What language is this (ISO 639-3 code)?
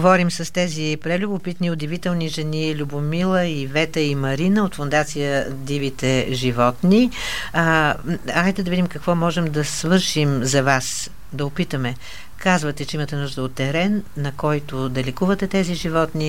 bul